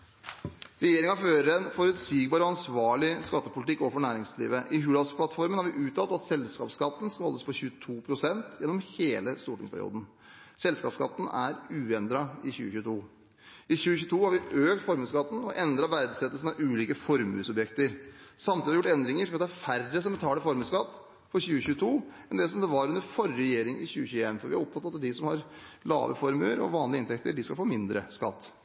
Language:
Norwegian Bokmål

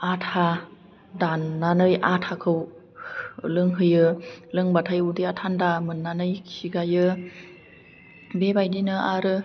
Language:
Bodo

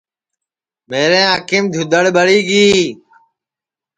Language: Sansi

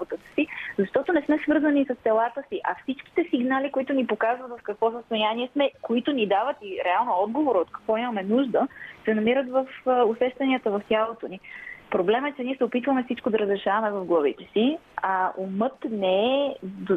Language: Bulgarian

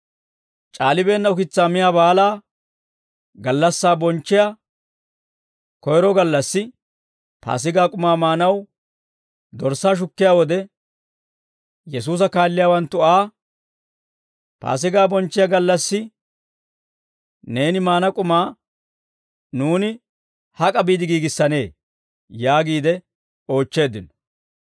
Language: Dawro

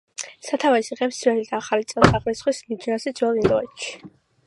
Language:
Georgian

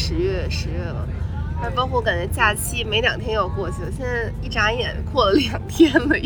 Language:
Chinese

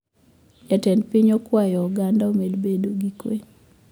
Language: Luo (Kenya and Tanzania)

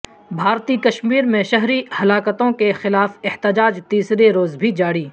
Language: Urdu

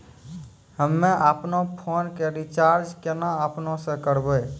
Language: Maithili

